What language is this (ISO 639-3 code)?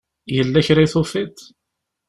kab